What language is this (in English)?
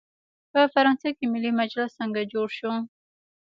Pashto